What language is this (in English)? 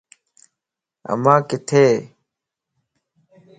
Lasi